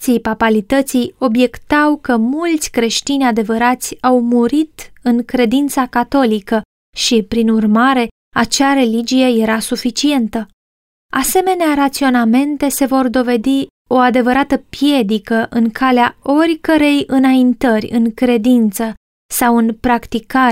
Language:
Romanian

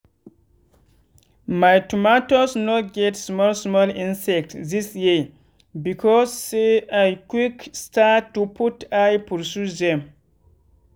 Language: Nigerian Pidgin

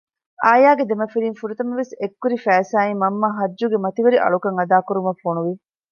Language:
Divehi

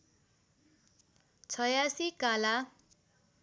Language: Nepali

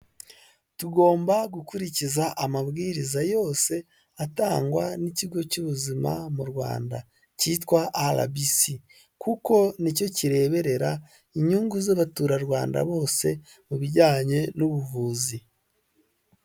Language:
Kinyarwanda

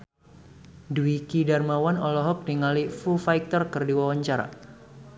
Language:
Sundanese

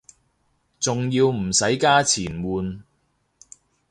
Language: Cantonese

